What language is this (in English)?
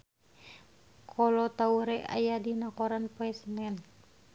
Sundanese